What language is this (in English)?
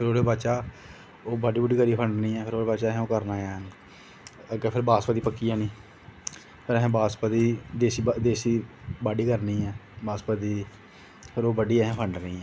Dogri